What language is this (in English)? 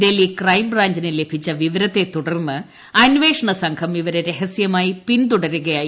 Malayalam